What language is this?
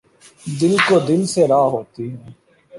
Urdu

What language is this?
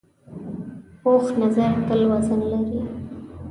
Pashto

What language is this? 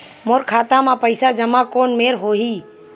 Chhattisgarhi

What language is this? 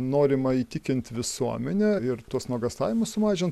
Lithuanian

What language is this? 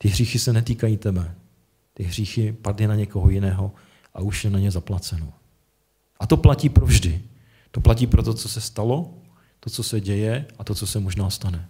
Czech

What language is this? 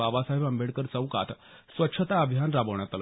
Marathi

